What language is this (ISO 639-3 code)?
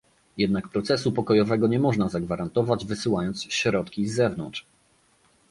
pol